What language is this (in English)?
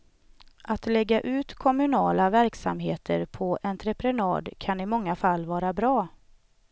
Swedish